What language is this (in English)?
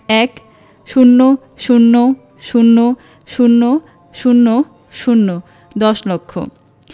Bangla